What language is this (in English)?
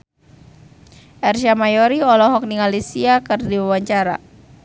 Sundanese